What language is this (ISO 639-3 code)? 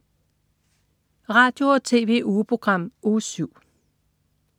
dan